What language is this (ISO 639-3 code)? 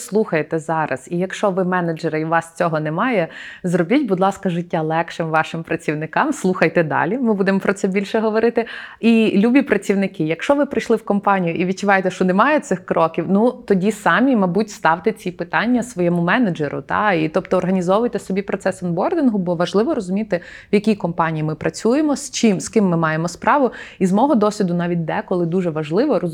ukr